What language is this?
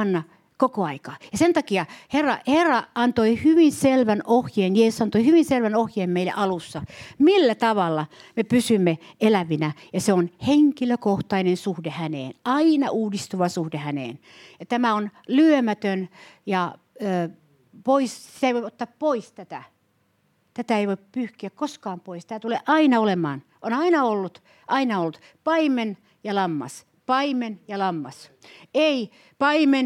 Finnish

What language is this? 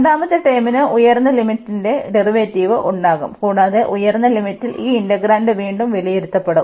Malayalam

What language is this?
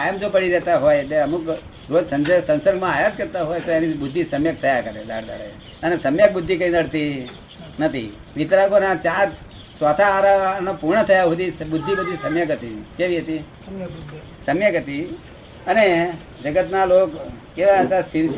Gujarati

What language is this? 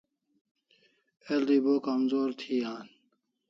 Kalasha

